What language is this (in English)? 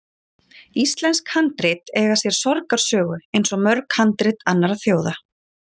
Icelandic